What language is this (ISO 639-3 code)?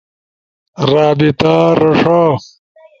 ush